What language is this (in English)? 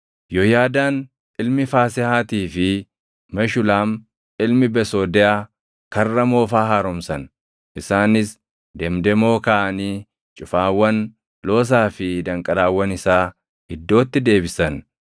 Oromo